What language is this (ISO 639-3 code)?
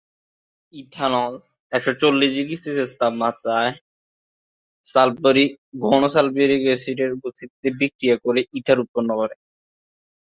ben